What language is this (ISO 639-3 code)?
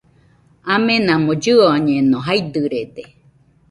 hux